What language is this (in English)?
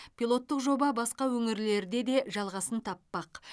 Kazakh